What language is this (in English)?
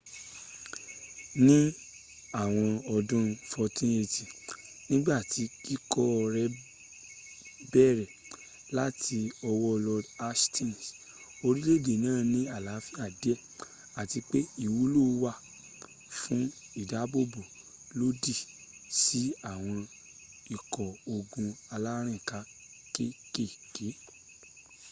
Yoruba